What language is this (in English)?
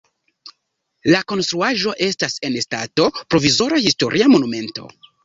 Esperanto